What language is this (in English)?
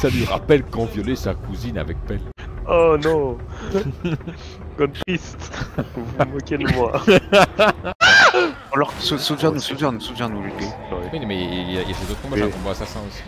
French